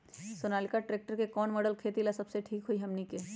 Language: Magahi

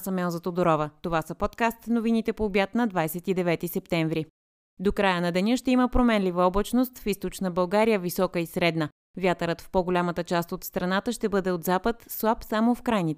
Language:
Bulgarian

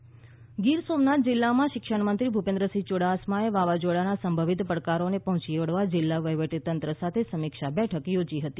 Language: Gujarati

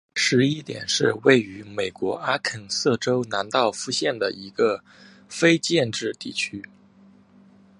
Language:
Chinese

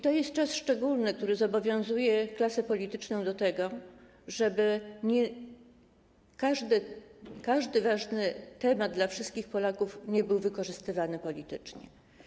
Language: Polish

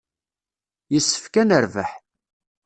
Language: Kabyle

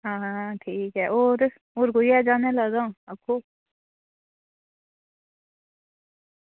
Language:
Dogri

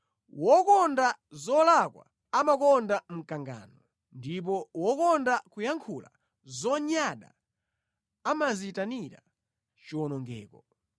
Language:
Nyanja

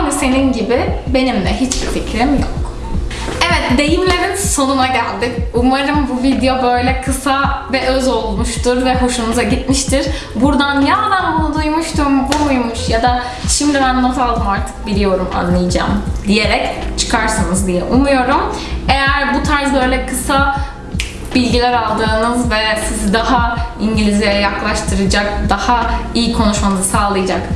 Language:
Turkish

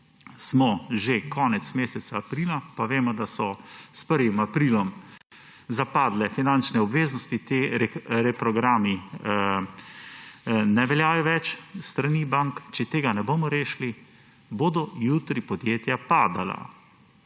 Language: Slovenian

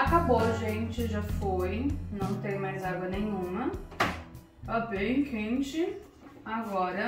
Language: Portuguese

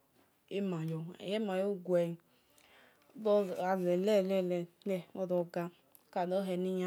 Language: Esan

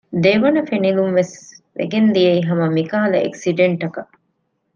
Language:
Divehi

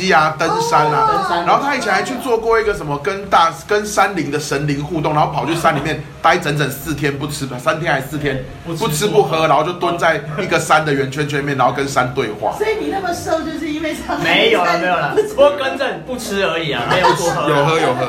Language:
Chinese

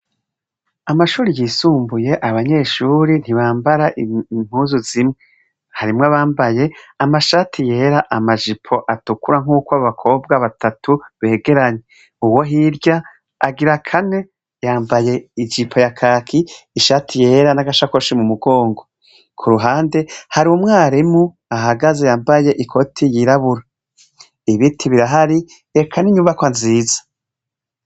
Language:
Rundi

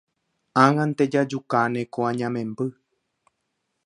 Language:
Guarani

